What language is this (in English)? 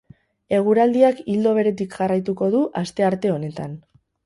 Basque